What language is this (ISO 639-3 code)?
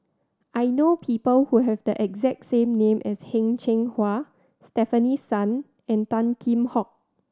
eng